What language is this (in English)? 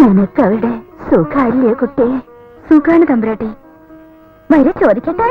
Malayalam